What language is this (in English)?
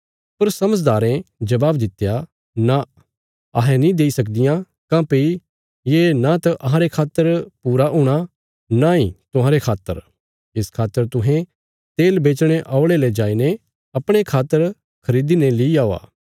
Bilaspuri